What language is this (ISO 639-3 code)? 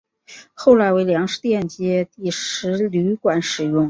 zho